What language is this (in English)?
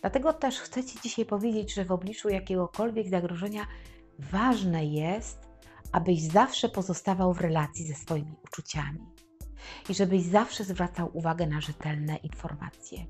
Polish